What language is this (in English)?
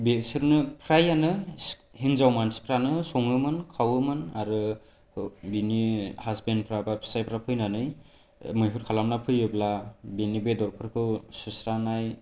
Bodo